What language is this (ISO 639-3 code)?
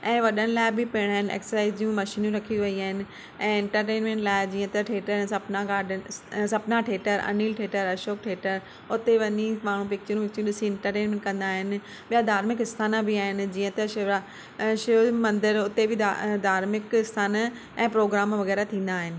snd